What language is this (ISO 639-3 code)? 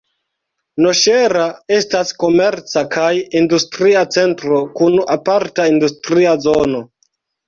epo